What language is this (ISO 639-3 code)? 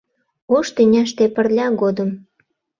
chm